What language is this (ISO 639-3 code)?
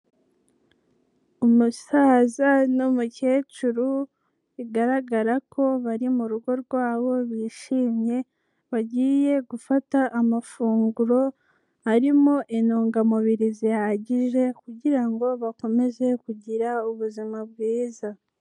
kin